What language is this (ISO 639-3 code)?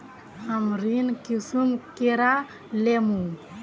mag